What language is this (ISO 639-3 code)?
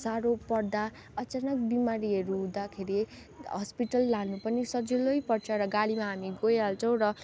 nep